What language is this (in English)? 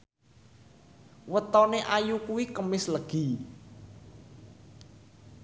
Javanese